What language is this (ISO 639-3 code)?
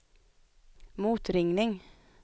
swe